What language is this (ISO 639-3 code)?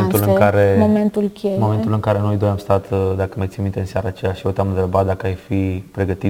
ron